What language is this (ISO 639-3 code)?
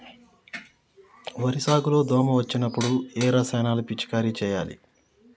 tel